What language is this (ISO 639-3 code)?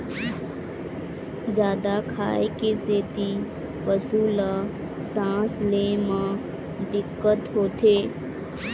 hne